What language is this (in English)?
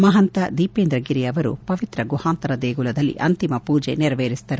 Kannada